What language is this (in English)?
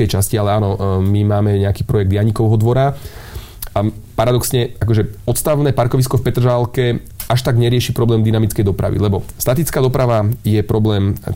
Slovak